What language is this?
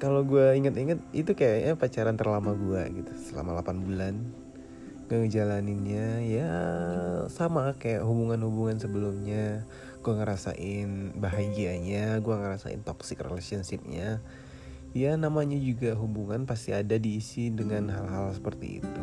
Indonesian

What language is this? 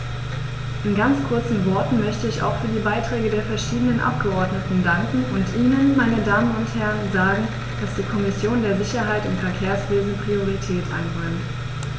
German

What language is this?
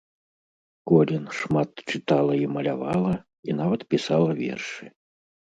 Belarusian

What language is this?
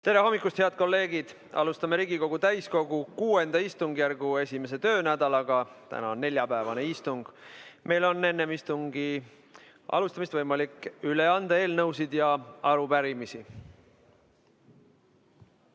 Estonian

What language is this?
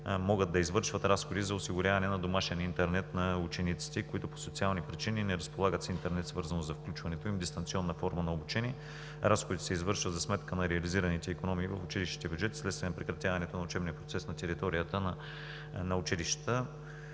Bulgarian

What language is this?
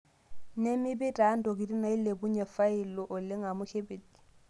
Masai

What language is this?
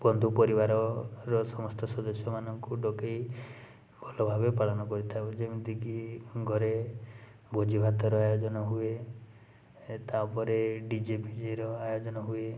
Odia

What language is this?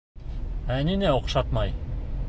Bashkir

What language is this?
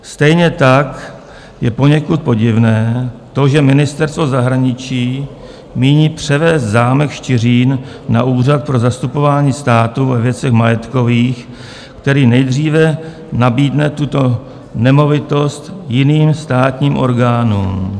Czech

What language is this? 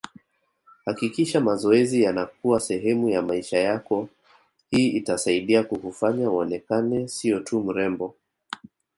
Swahili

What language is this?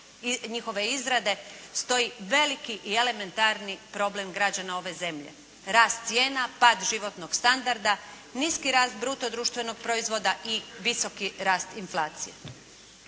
Croatian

